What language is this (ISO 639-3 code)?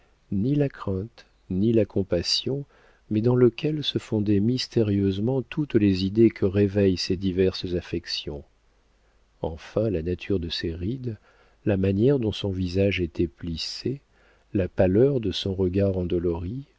fra